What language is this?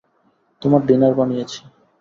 Bangla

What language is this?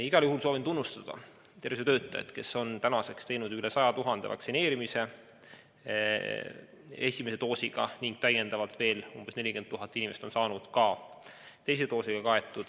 Estonian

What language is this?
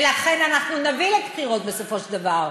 Hebrew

